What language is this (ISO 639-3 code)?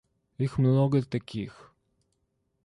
rus